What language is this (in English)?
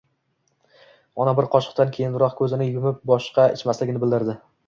Uzbek